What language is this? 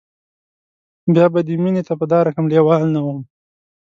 Pashto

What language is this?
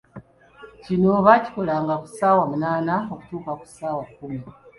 Ganda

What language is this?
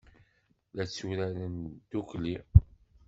Kabyle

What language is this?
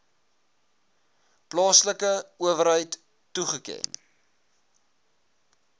Afrikaans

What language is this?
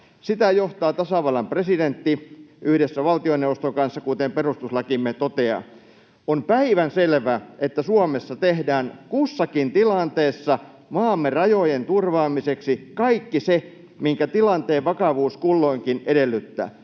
Finnish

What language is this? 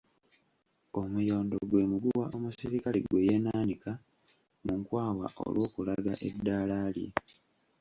Ganda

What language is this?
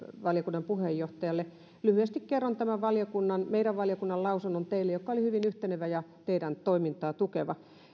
Finnish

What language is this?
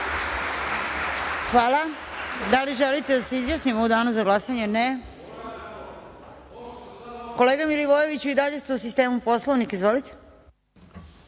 Serbian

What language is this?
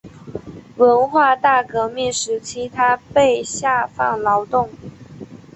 Chinese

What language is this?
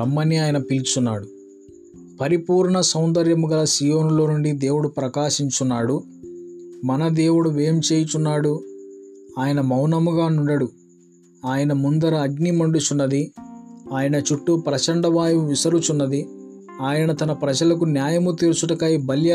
Telugu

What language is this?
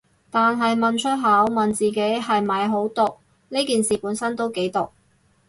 Cantonese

